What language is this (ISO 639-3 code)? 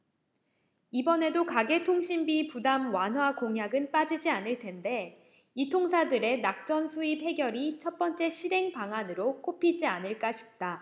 kor